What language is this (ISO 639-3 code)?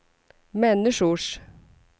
swe